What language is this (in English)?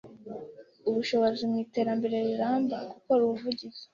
Kinyarwanda